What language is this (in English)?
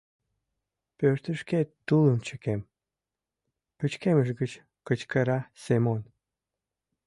Mari